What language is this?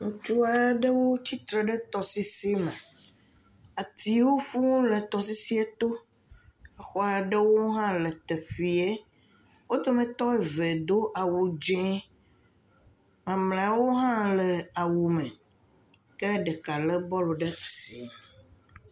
Ewe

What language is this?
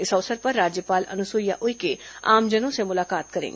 Hindi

